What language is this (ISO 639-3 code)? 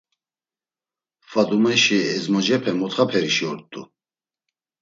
lzz